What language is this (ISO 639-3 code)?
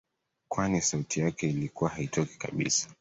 swa